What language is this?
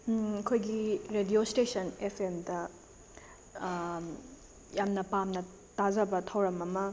Manipuri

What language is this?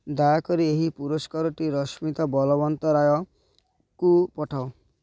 Odia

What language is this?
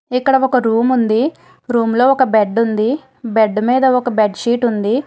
Telugu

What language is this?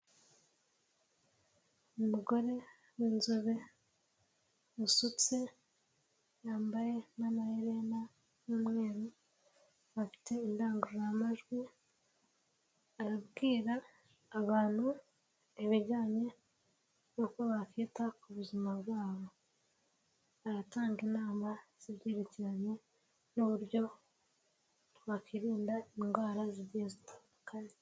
Kinyarwanda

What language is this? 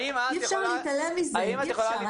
Hebrew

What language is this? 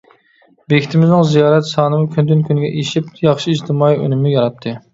Uyghur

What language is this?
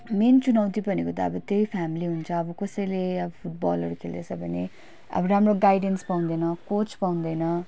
Nepali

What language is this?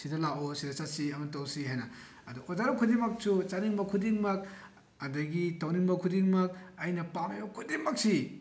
Manipuri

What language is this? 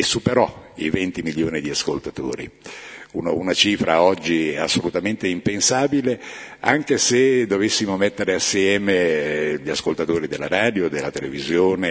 Italian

